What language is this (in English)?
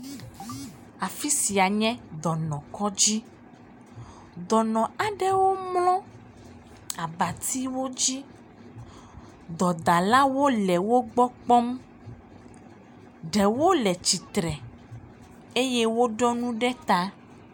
Ewe